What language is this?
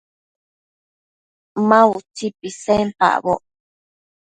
Matsés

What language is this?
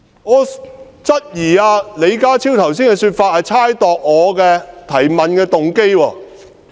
Cantonese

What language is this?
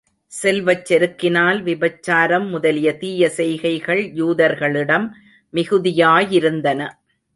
Tamil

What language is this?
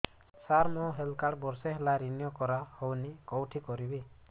Odia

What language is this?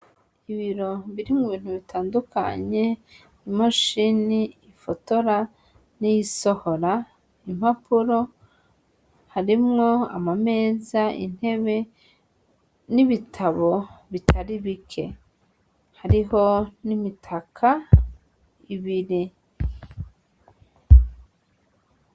Rundi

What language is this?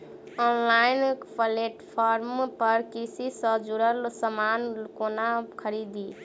Maithili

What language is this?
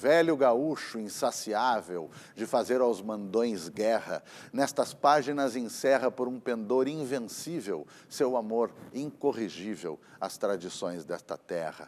Portuguese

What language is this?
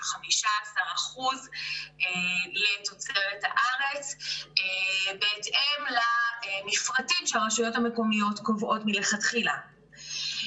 Hebrew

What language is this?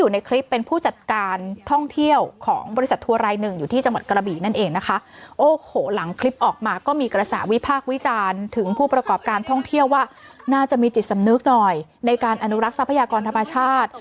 Thai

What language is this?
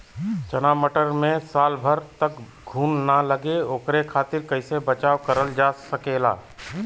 Bhojpuri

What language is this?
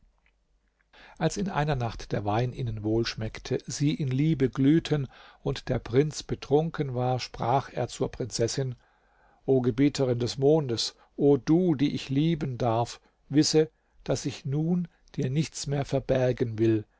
German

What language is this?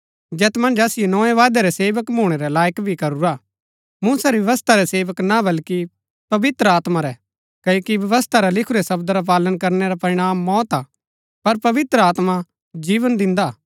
Gaddi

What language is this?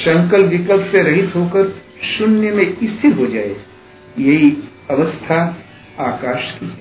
Hindi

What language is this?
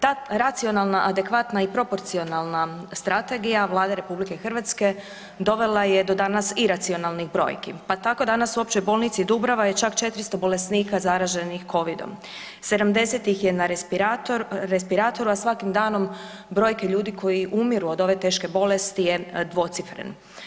Croatian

